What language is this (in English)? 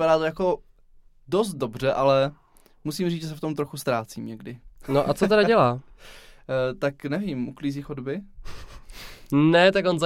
Czech